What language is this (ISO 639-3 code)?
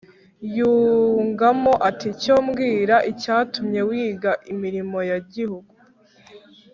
kin